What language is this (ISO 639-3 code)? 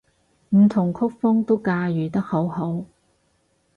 yue